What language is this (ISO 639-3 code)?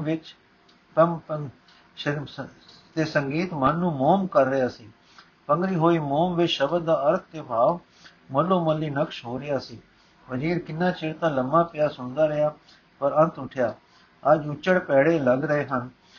pan